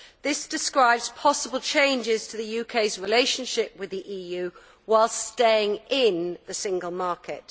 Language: English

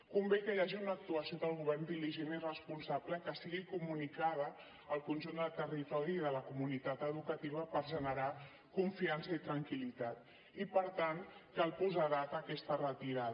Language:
Catalan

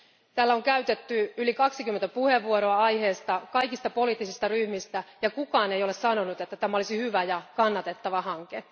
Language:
Finnish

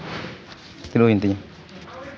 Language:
Santali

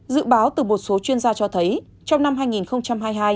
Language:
Vietnamese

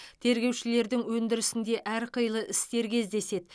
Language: Kazakh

